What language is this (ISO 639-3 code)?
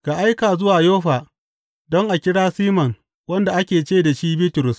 hau